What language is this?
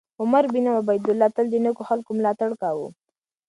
Pashto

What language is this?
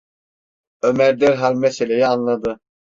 Turkish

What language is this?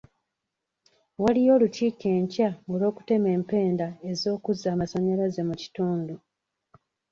Ganda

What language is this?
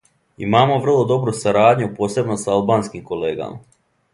Serbian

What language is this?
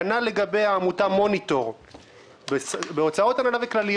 Hebrew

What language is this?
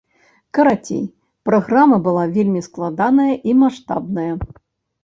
Belarusian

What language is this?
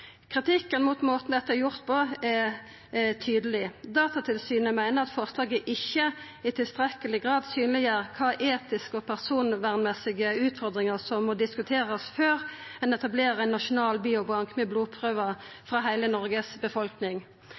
Norwegian Nynorsk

